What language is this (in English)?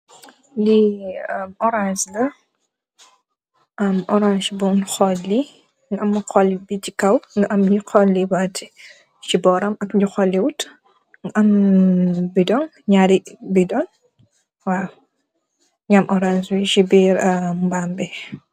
Wolof